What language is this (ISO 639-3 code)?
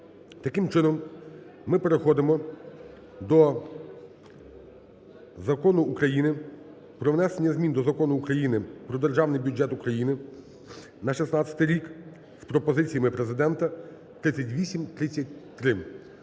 ukr